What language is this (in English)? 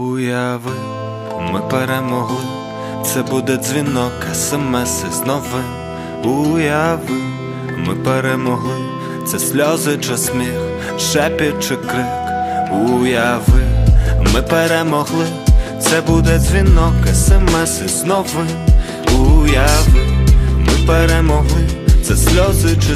Ukrainian